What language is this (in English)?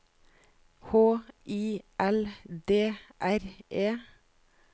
Norwegian